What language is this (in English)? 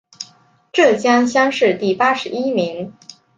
Chinese